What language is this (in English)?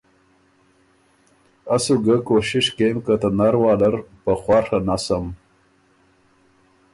Ormuri